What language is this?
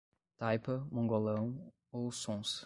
Portuguese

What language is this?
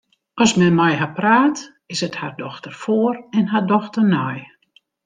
Western Frisian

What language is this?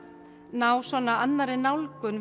Icelandic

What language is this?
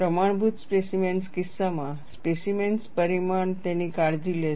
Gujarati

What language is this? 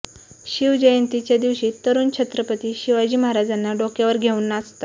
Marathi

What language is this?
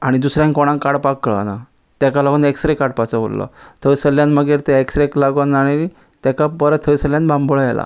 Konkani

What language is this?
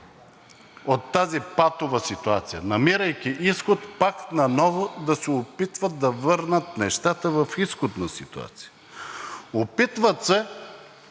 Bulgarian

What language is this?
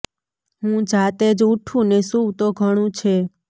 Gujarati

